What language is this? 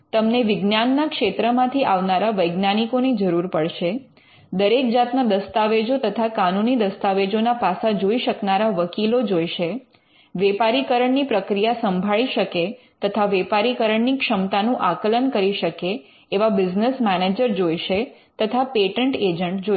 Gujarati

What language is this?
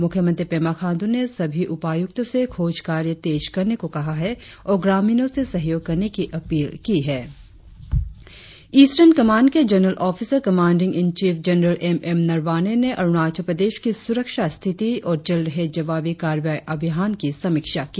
Hindi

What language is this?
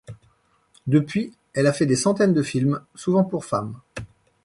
French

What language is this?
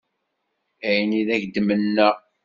Kabyle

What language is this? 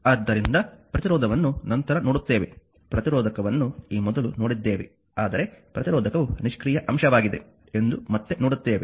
Kannada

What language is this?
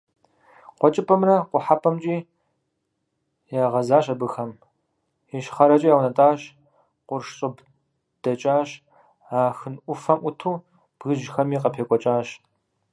Kabardian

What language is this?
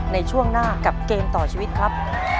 Thai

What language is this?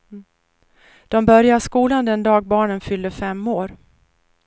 Swedish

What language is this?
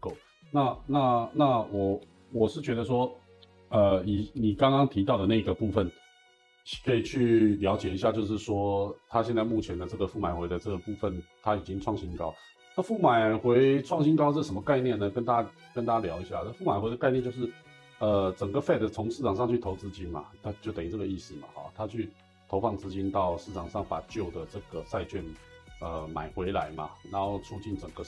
Chinese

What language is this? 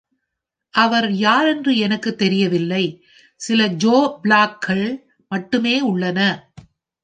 Tamil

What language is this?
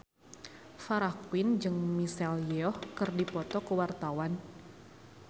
Sundanese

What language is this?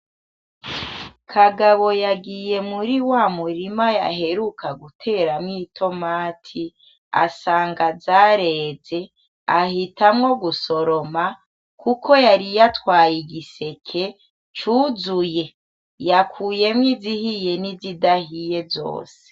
Rundi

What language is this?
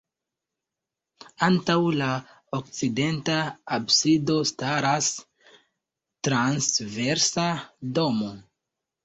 Esperanto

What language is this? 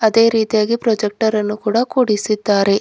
Kannada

